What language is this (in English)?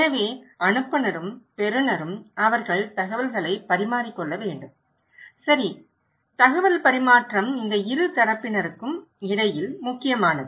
Tamil